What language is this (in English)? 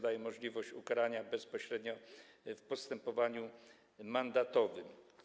Polish